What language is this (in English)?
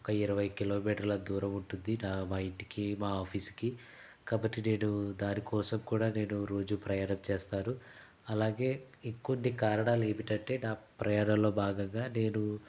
Telugu